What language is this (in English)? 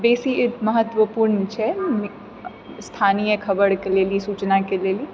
Maithili